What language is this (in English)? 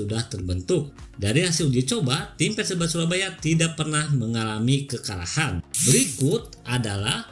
Indonesian